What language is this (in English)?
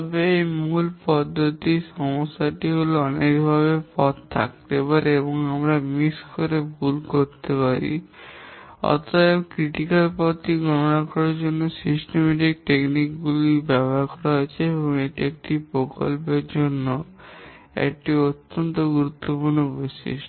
Bangla